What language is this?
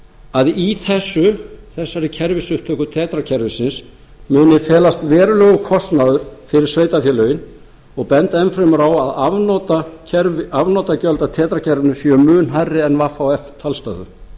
Icelandic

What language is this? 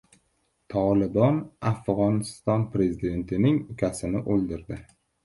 Uzbek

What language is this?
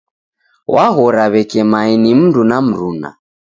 Taita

